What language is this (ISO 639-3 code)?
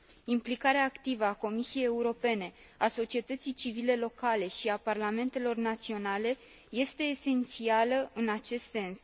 ron